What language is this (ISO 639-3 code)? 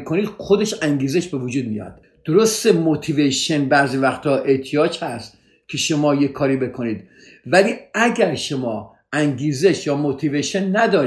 fas